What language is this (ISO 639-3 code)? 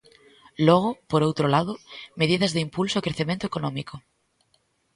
glg